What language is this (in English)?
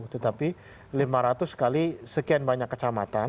Indonesian